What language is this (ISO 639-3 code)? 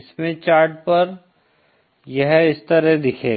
hin